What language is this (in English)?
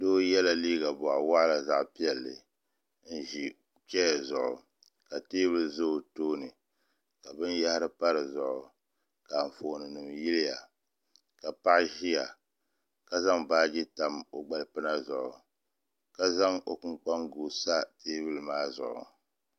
Dagbani